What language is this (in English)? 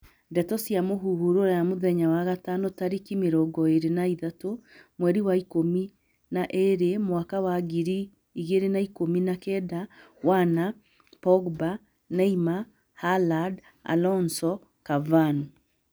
Kikuyu